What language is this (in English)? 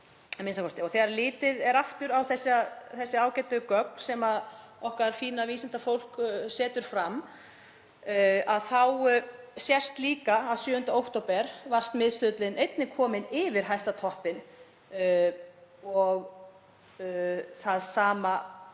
Icelandic